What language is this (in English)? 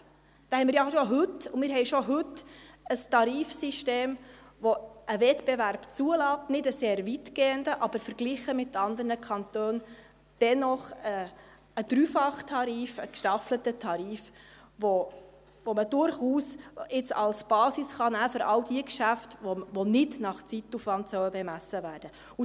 Swiss German